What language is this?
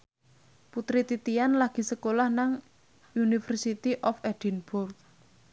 Javanese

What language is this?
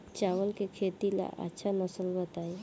Bhojpuri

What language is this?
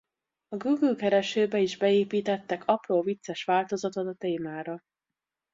Hungarian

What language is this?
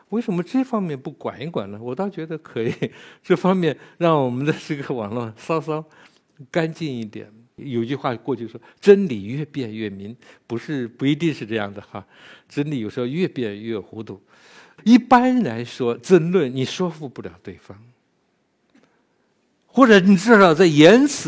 Chinese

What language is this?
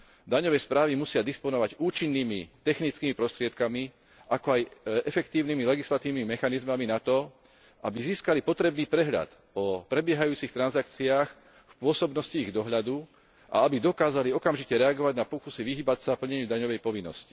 Slovak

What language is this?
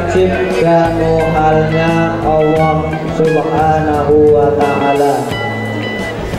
Indonesian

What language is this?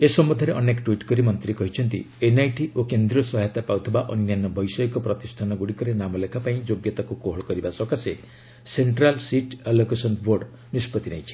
Odia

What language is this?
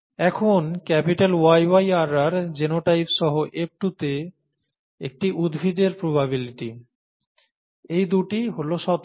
Bangla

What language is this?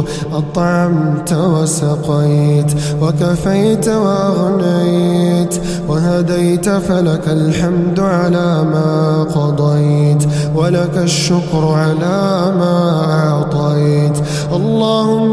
Arabic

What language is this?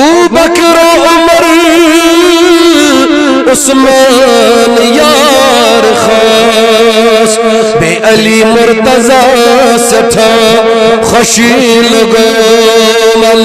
Arabic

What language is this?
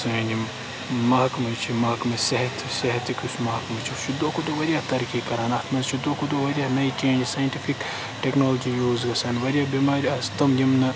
Kashmiri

